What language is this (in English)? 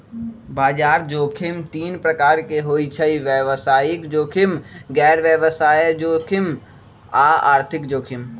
Magahi